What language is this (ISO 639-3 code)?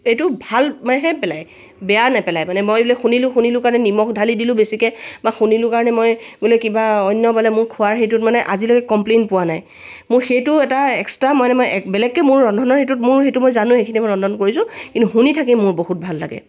asm